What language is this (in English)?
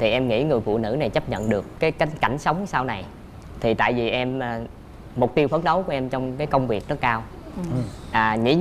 Vietnamese